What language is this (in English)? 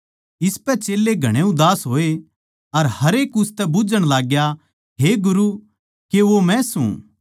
Haryanvi